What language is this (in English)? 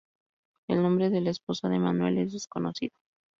Spanish